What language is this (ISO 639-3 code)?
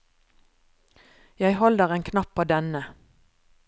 nor